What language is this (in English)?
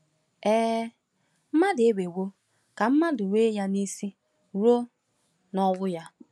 Igbo